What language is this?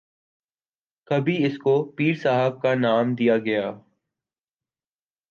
Urdu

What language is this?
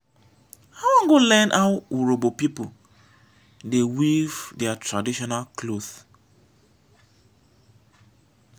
Nigerian Pidgin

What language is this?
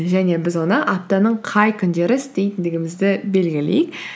Kazakh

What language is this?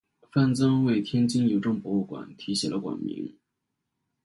Chinese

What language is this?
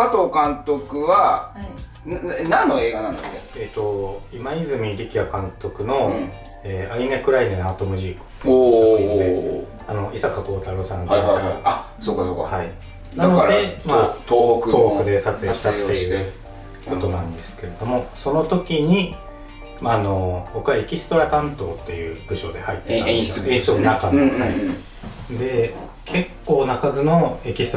Japanese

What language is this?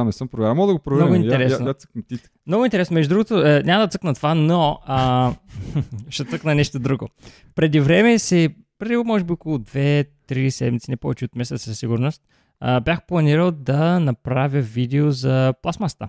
Bulgarian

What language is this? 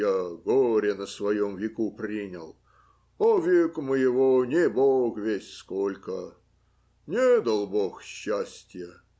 Russian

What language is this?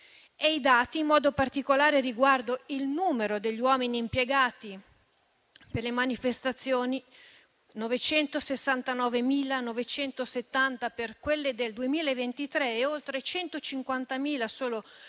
Italian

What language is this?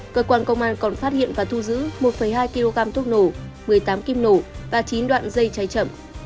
Vietnamese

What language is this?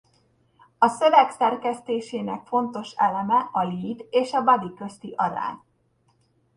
Hungarian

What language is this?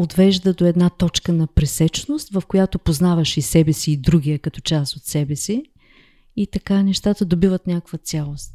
Bulgarian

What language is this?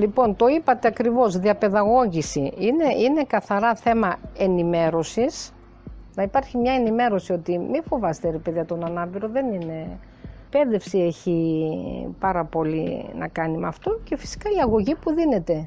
Greek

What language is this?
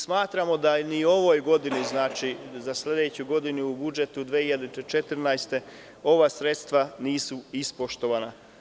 Serbian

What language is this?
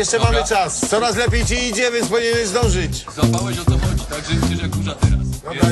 Polish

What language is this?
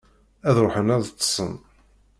Kabyle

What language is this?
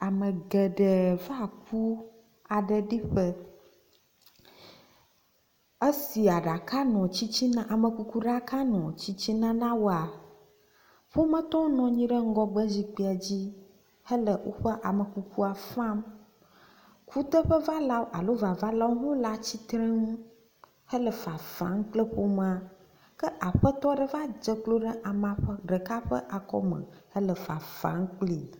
Ewe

